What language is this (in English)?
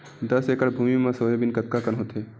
Chhattisgarhi